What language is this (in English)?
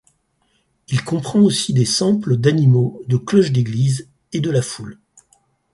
French